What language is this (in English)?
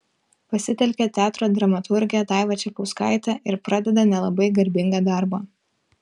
Lithuanian